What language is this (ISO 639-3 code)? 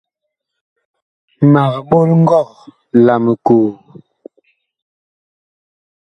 bkh